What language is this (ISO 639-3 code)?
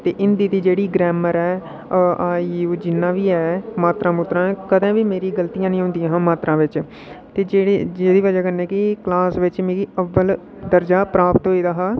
doi